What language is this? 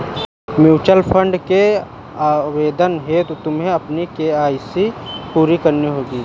Hindi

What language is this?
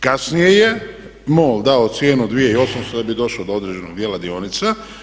Croatian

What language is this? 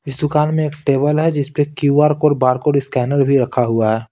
Hindi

